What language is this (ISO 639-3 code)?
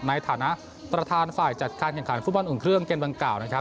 tha